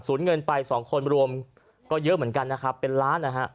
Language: Thai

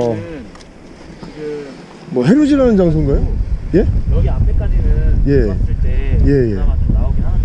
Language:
Korean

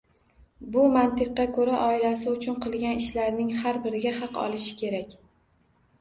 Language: Uzbek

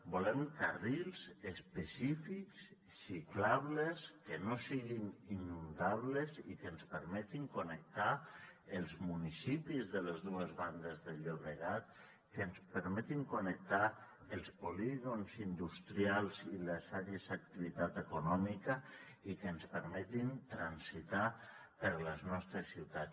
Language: Catalan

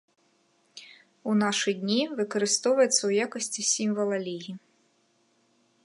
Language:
Belarusian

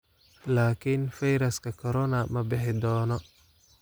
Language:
Somali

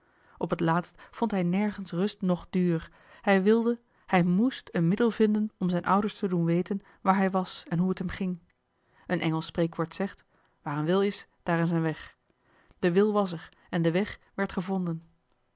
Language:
Dutch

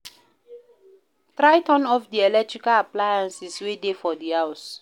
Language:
Nigerian Pidgin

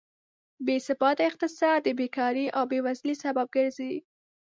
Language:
Pashto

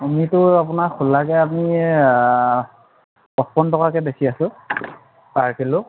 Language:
Assamese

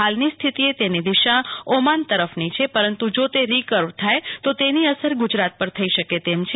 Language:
Gujarati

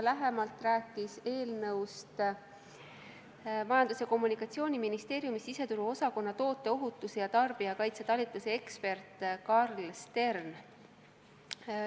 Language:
Estonian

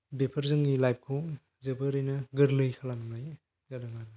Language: Bodo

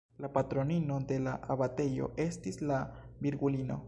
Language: Esperanto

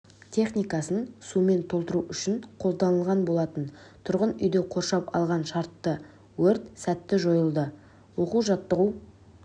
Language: Kazakh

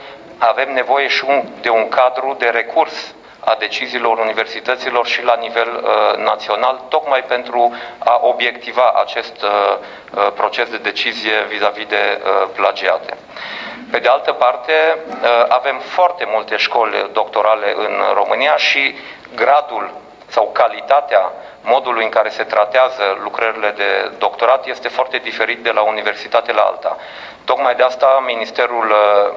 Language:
Romanian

